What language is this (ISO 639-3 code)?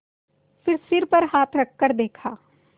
hin